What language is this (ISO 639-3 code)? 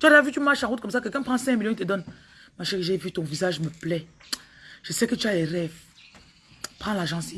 fra